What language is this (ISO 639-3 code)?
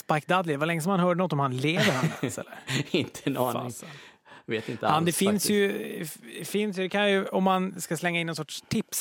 swe